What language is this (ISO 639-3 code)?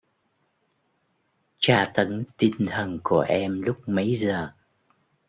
vie